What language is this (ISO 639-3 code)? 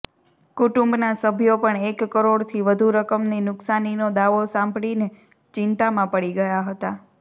guj